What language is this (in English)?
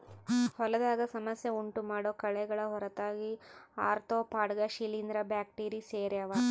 Kannada